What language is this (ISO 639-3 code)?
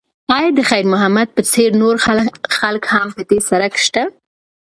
pus